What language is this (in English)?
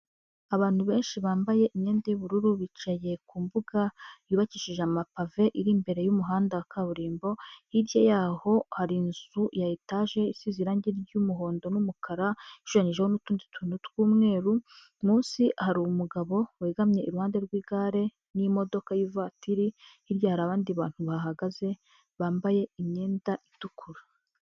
Kinyarwanda